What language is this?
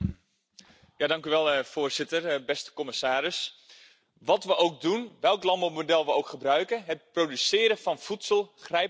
Dutch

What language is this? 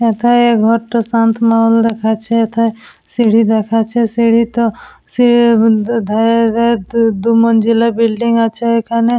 Bangla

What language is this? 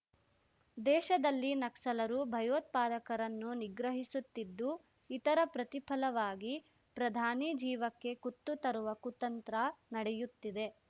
Kannada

